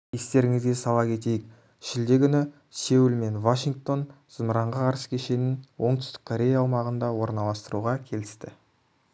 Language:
Kazakh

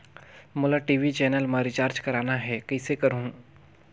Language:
Chhattisgarhi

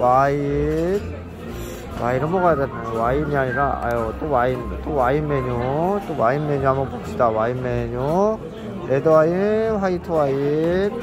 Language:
Korean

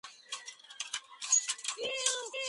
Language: Spanish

